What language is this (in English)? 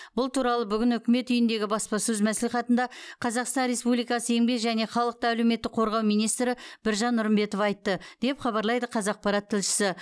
Kazakh